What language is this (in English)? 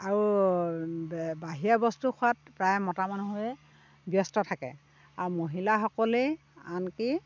Assamese